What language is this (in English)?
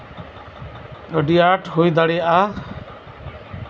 Santali